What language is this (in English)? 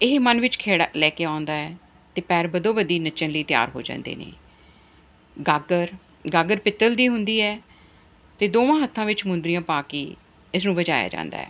Punjabi